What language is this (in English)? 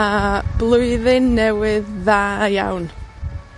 Welsh